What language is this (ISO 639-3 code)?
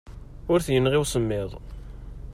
kab